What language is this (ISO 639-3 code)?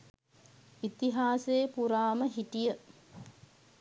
sin